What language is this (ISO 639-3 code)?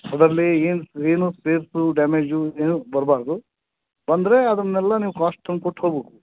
kan